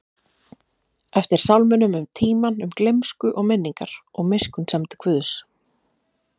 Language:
Icelandic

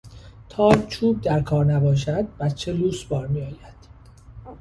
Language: Persian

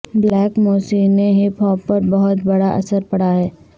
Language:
Urdu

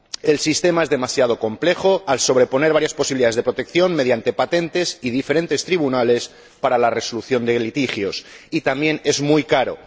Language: Spanish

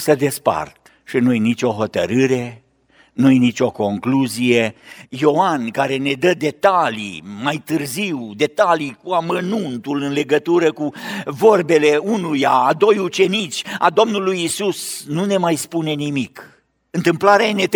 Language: Romanian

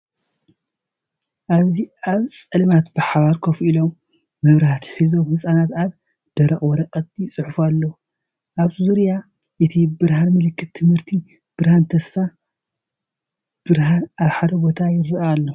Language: Tigrinya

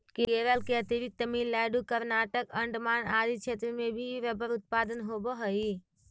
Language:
Magahi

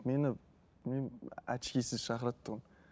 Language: Kazakh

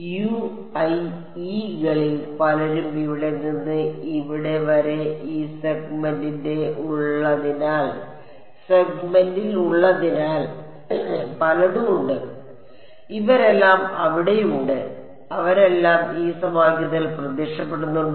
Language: Malayalam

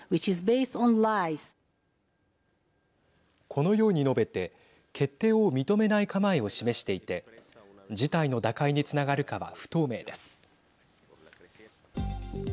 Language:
Japanese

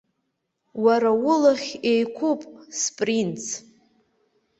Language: Abkhazian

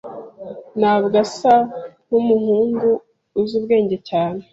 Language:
Kinyarwanda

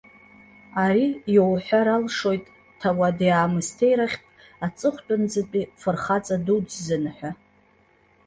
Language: Abkhazian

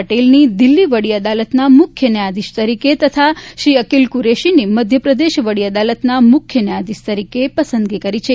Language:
Gujarati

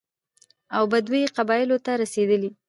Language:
Pashto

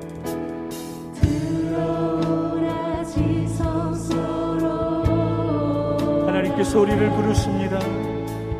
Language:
Korean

